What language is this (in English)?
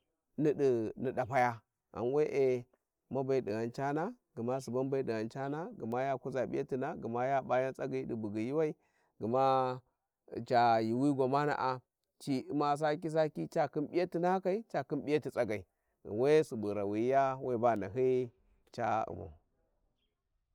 Warji